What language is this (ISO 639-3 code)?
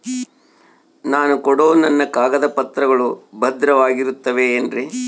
kan